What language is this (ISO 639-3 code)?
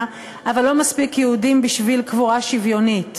heb